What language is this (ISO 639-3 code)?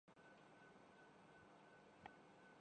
urd